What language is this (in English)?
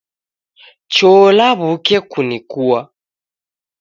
Taita